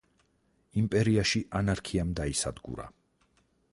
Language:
Georgian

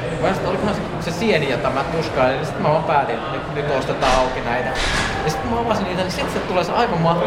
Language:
Finnish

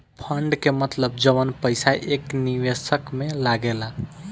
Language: Bhojpuri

